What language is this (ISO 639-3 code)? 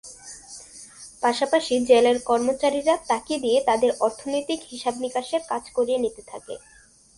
ben